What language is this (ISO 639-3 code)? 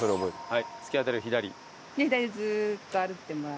jpn